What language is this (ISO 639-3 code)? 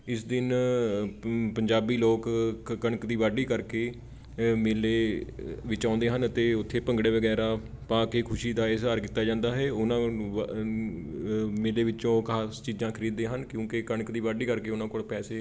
pan